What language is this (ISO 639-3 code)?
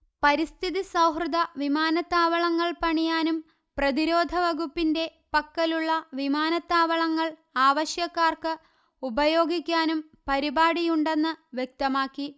mal